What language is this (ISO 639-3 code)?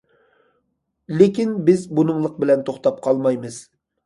uig